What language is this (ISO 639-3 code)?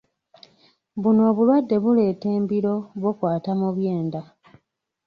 lug